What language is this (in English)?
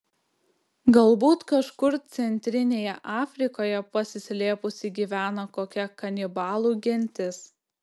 Lithuanian